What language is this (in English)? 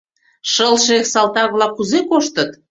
Mari